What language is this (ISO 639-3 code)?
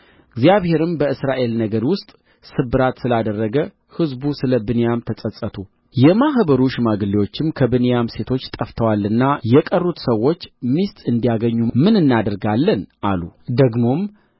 amh